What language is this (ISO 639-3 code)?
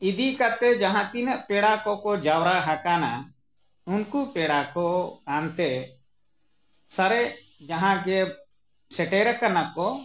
sat